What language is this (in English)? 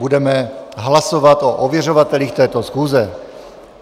Czech